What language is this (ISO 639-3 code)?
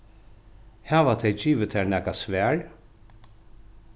fao